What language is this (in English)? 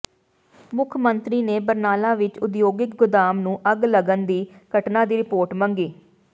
Punjabi